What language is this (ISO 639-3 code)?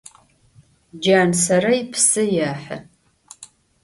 ady